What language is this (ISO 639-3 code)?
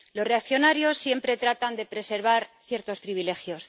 spa